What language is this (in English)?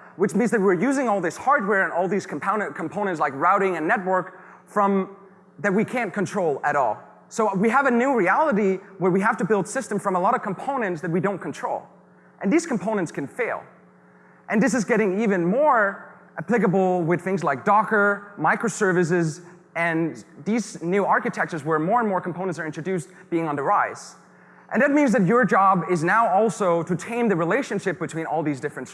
English